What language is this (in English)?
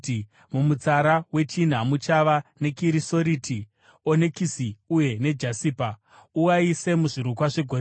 Shona